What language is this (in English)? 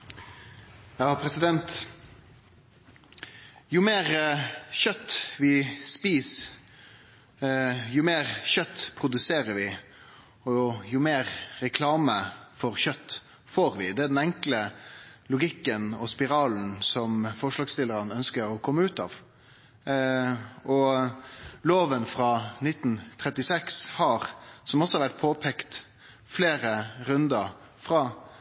Norwegian